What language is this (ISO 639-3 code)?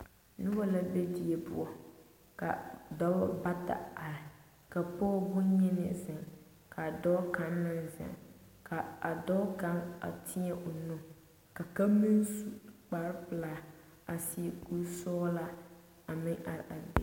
dga